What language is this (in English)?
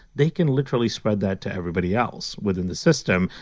English